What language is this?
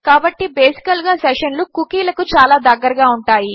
Telugu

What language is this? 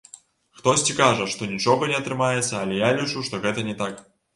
Belarusian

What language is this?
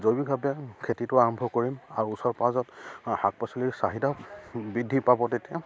Assamese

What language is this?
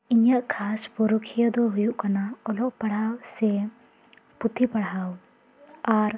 Santali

